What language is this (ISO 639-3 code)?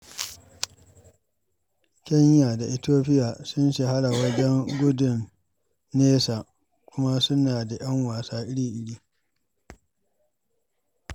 hau